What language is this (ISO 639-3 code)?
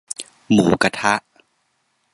tha